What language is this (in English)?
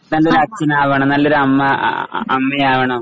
Malayalam